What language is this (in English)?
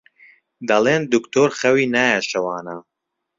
Central Kurdish